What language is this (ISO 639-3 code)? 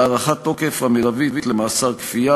heb